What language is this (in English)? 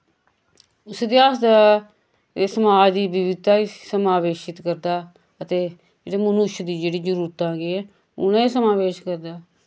Dogri